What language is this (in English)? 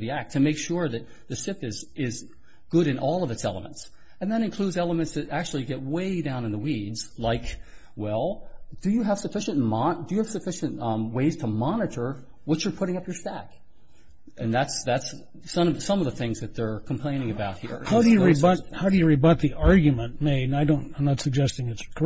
English